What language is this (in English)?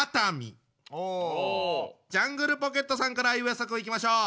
Japanese